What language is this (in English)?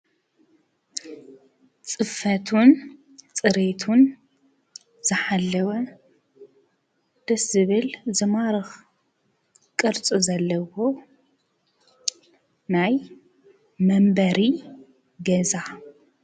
Tigrinya